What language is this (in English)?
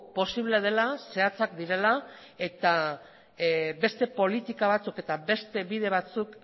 Basque